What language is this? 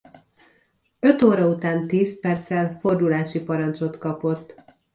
Hungarian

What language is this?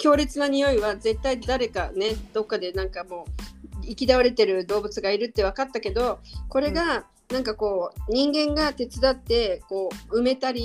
Japanese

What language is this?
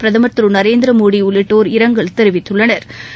Tamil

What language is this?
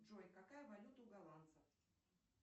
Russian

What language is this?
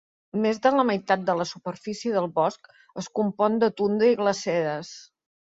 Catalan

